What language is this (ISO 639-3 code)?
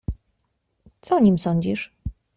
pol